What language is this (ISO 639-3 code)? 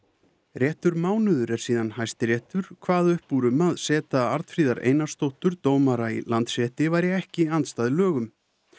isl